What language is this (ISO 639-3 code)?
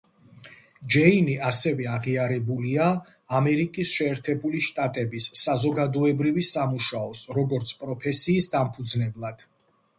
kat